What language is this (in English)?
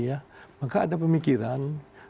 Indonesian